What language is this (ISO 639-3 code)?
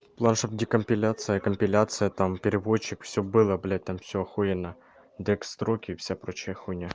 rus